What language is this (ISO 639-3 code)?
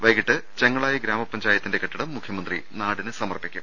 mal